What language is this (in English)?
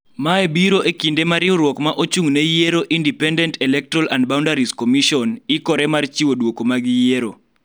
Luo (Kenya and Tanzania)